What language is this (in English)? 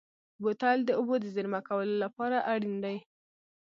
Pashto